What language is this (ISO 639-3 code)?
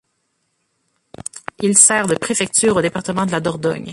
fra